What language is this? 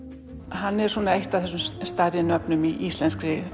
Icelandic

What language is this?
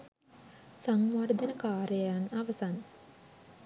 Sinhala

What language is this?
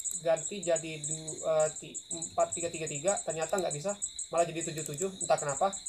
Indonesian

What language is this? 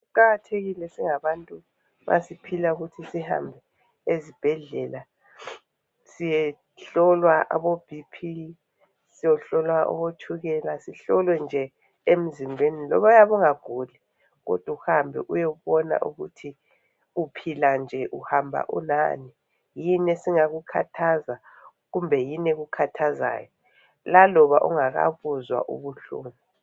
North Ndebele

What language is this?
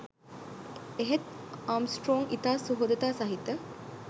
Sinhala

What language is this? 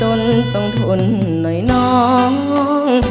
Thai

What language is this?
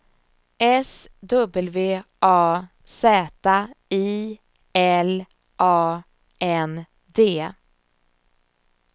Swedish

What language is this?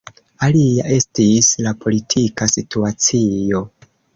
Esperanto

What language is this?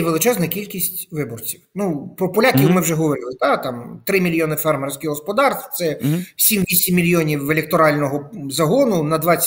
Ukrainian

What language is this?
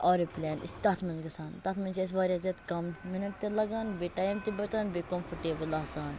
Kashmiri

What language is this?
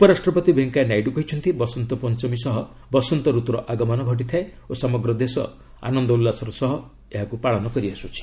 Odia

